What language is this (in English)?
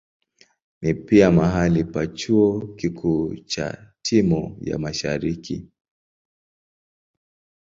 Swahili